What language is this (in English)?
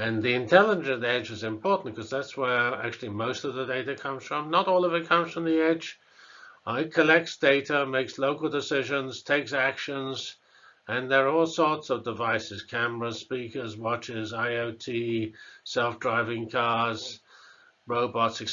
English